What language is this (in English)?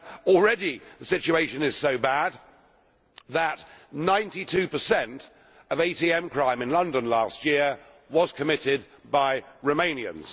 English